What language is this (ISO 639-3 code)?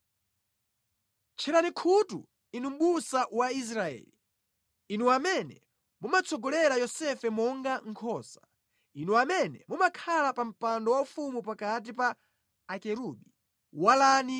nya